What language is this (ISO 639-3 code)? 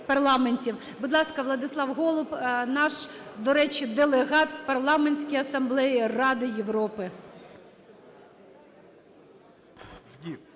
ukr